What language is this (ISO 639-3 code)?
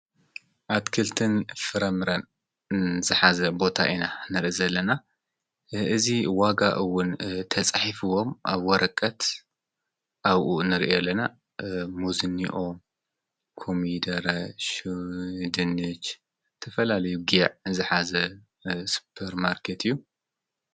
tir